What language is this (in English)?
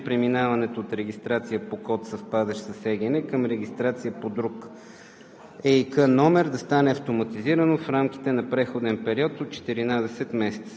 Bulgarian